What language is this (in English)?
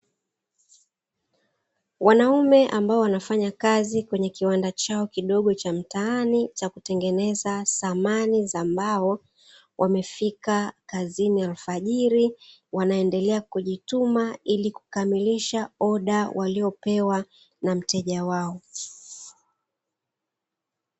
Swahili